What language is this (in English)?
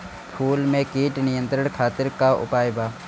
Bhojpuri